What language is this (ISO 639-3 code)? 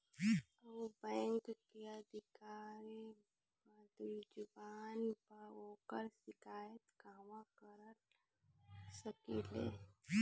bho